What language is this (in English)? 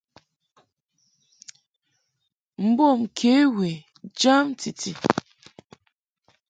Mungaka